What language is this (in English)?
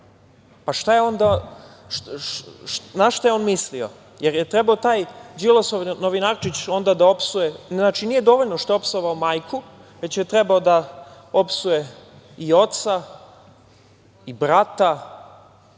Serbian